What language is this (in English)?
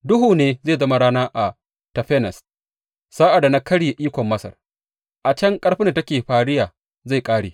Hausa